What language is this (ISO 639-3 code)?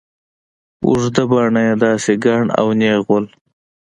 pus